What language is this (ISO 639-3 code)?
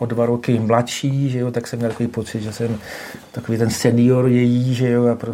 ces